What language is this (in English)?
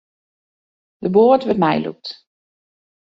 Western Frisian